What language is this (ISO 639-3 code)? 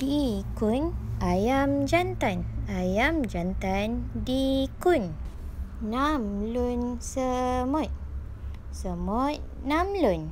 msa